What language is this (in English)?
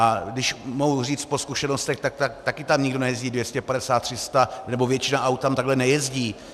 Czech